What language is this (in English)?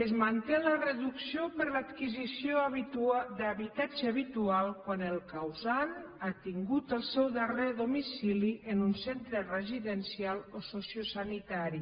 Catalan